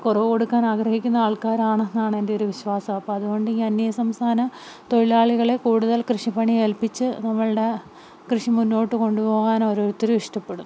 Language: Malayalam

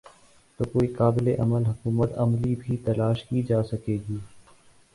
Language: Urdu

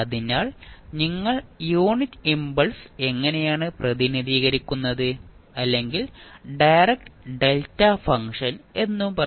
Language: Malayalam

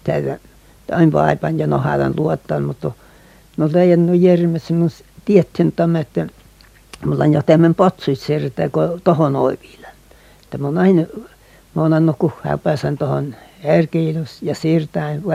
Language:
Finnish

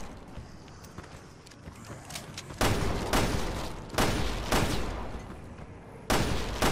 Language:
Spanish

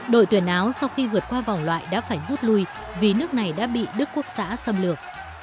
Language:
Vietnamese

